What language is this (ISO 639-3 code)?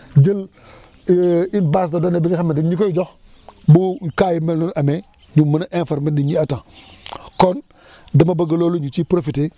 wol